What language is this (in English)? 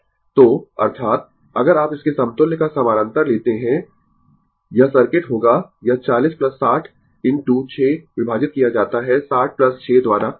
Hindi